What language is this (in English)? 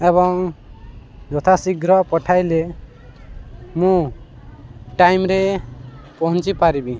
Odia